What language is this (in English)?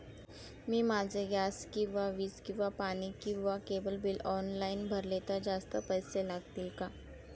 Marathi